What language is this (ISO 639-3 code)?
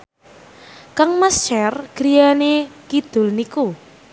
jav